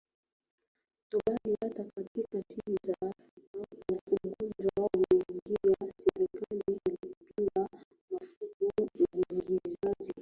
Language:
Swahili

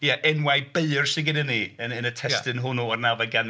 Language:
Welsh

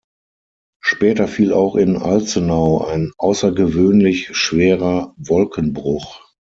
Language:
German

